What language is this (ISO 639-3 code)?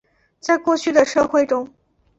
zho